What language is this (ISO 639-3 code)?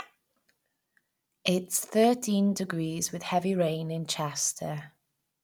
eng